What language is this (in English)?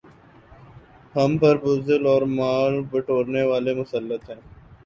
Urdu